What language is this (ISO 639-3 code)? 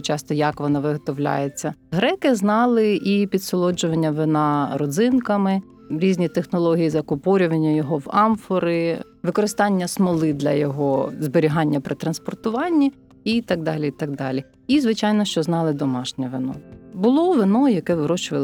ukr